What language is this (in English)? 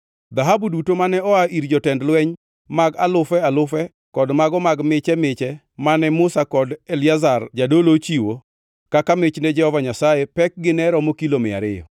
Luo (Kenya and Tanzania)